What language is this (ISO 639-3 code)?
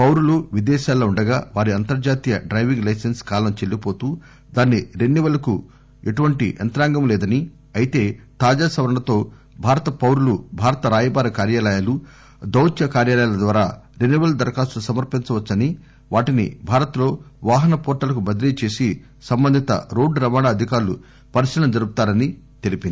tel